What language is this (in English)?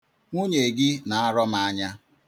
Igbo